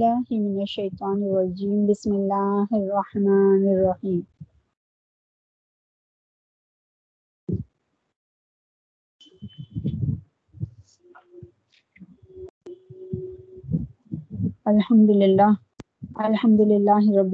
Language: Urdu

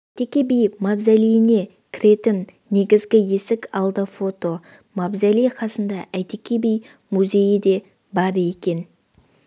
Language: Kazakh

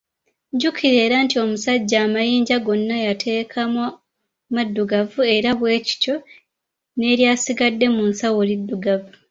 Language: Ganda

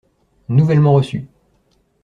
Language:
French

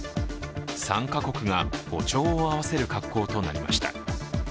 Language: Japanese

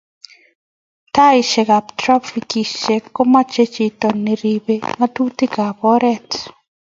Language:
Kalenjin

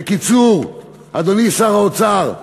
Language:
Hebrew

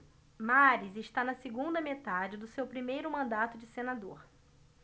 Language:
Portuguese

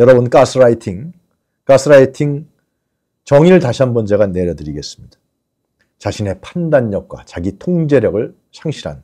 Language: Korean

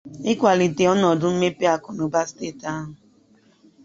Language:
Igbo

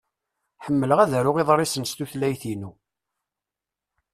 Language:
Kabyle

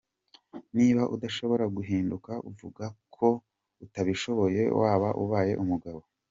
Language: Kinyarwanda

